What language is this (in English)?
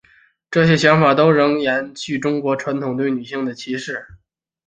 Chinese